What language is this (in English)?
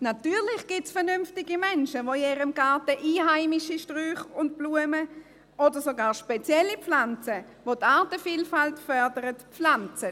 Swiss German